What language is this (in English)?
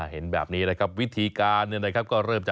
Thai